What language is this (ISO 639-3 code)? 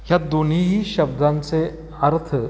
mar